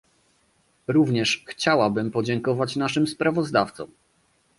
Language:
Polish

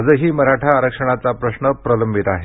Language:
Marathi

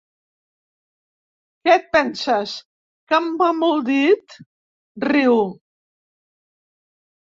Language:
Catalan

